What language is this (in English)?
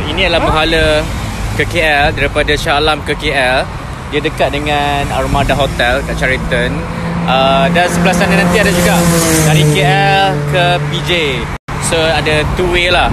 Malay